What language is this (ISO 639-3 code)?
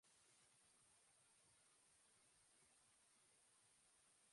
eus